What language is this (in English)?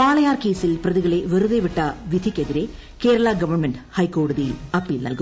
Malayalam